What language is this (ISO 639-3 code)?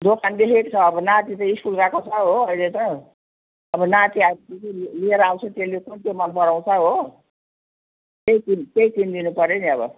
nep